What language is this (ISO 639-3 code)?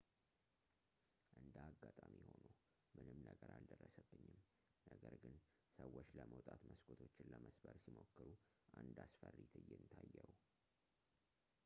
amh